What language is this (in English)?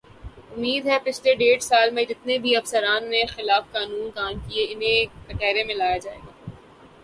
Urdu